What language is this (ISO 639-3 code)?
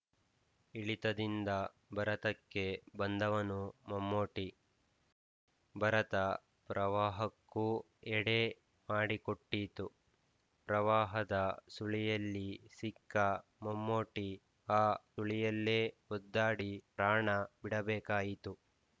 kan